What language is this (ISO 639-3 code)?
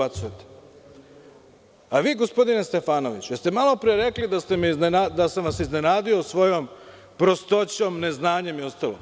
srp